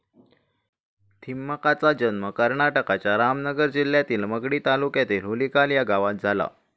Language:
Marathi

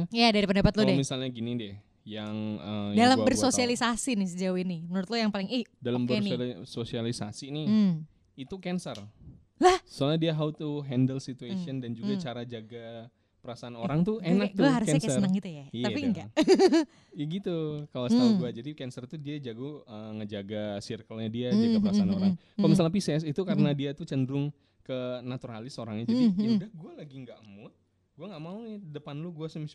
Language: Indonesian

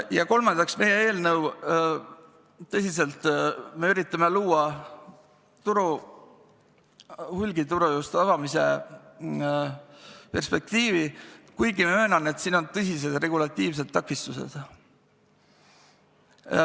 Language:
Estonian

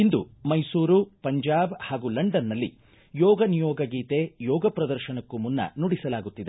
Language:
Kannada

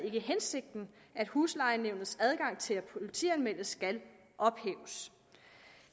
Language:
Danish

